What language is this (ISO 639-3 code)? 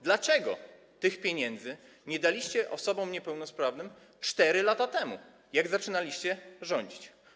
pol